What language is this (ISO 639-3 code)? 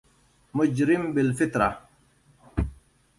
fas